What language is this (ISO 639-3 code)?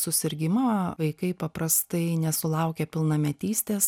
lit